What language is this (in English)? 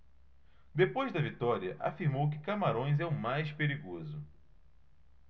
Portuguese